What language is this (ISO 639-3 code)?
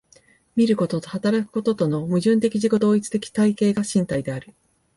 jpn